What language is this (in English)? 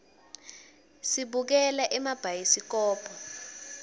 Swati